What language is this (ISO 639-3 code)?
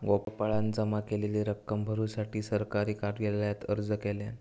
mar